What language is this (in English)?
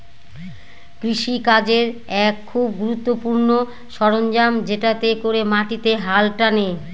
Bangla